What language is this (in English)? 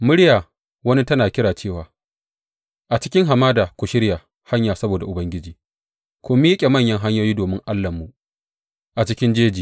Hausa